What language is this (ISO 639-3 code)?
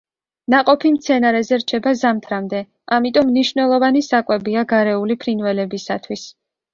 kat